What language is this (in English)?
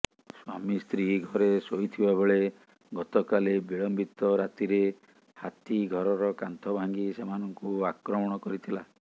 Odia